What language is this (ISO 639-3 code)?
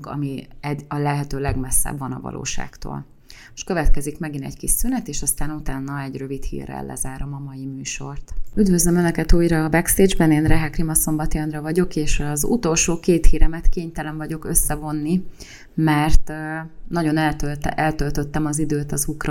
hun